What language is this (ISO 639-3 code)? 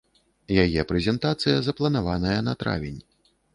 bel